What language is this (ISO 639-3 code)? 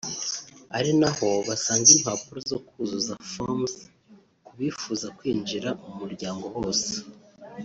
kin